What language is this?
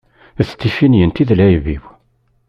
Kabyle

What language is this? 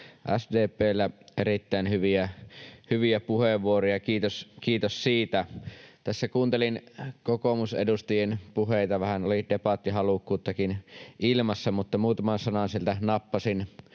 Finnish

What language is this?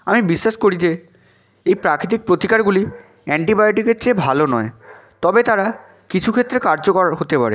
Bangla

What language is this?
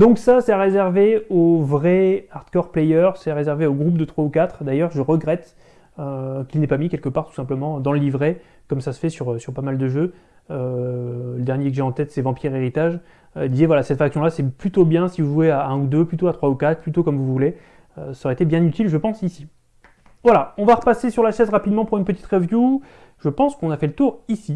French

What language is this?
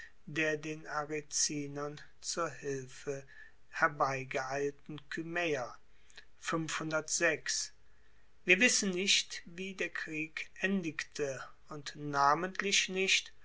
German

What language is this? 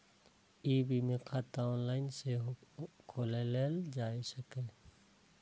Maithili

